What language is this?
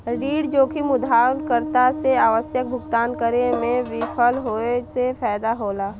Bhojpuri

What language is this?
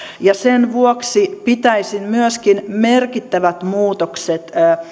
Finnish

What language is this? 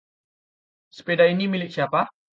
Indonesian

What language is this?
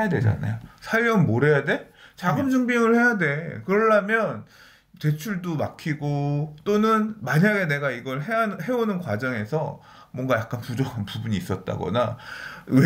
Korean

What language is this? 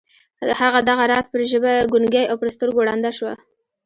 Pashto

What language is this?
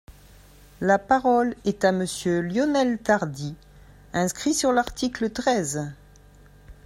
French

